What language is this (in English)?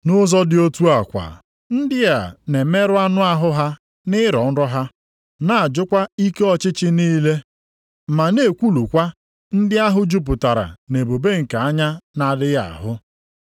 Igbo